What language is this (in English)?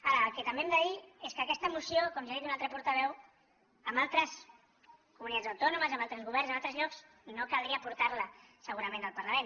Catalan